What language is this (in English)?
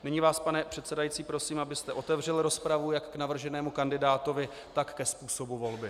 Czech